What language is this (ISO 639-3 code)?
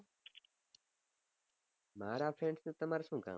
guj